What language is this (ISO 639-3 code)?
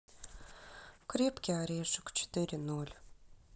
rus